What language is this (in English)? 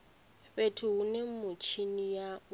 Venda